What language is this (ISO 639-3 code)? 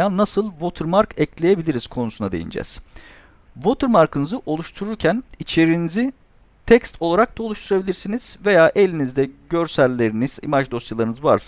tur